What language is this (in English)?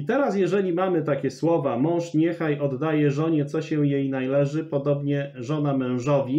Polish